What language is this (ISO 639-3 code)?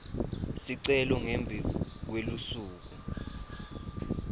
ssw